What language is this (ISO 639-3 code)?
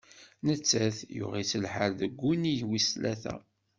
kab